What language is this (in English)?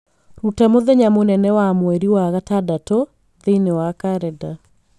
Kikuyu